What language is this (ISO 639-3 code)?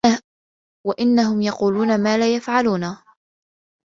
ara